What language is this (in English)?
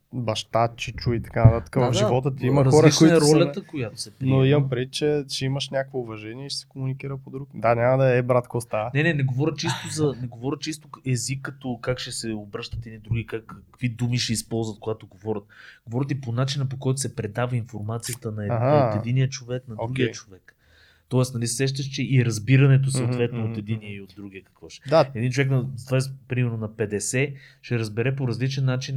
Bulgarian